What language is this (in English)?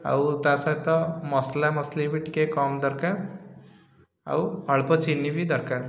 Odia